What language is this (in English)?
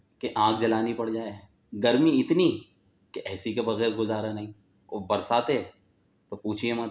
Urdu